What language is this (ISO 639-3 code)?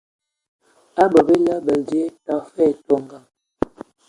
ewo